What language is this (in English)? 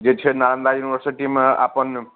Maithili